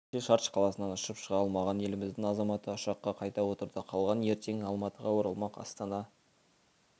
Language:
Kazakh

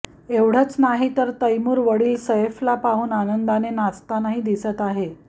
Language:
Marathi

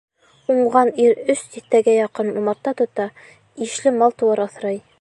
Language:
Bashkir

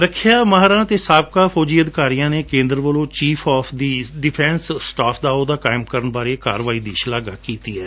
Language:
Punjabi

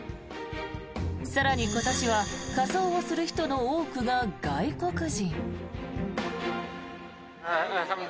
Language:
Japanese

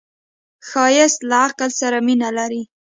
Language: Pashto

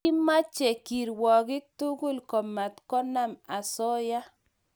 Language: Kalenjin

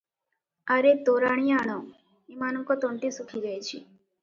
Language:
Odia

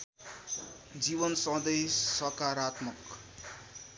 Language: Nepali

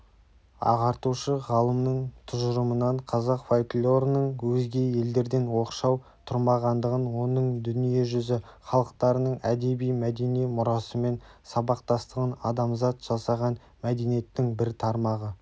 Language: Kazakh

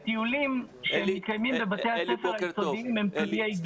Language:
Hebrew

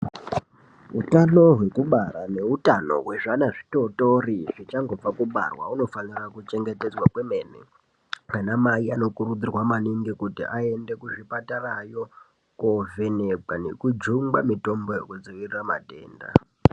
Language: Ndau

